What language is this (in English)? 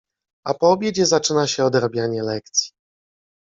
Polish